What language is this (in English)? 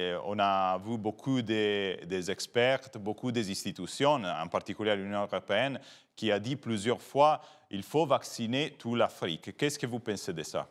French